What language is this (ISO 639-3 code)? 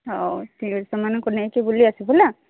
ori